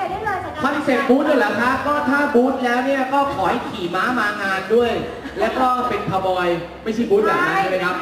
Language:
Thai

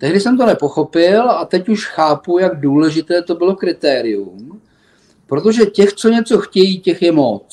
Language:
Czech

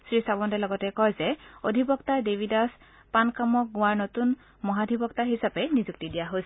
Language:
Assamese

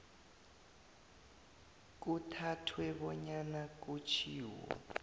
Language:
South Ndebele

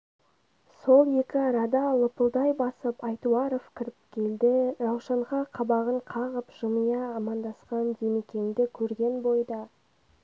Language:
Kazakh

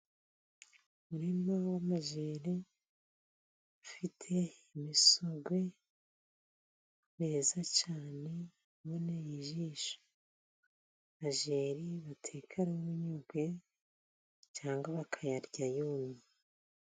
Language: Kinyarwanda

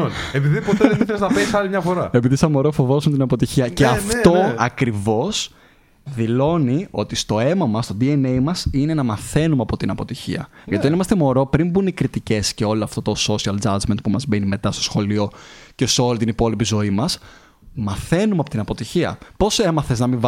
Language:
Greek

